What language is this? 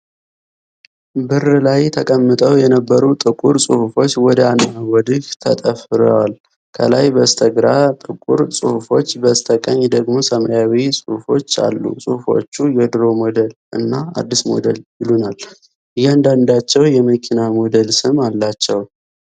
Amharic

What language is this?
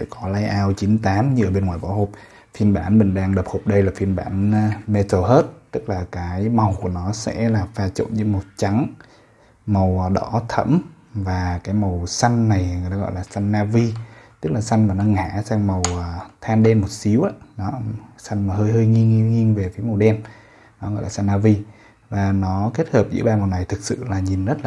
Vietnamese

